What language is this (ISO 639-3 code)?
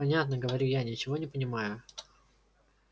rus